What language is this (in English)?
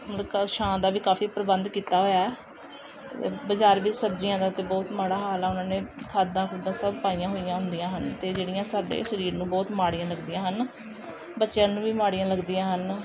Punjabi